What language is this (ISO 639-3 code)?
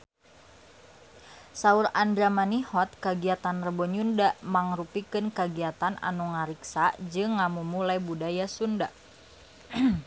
sun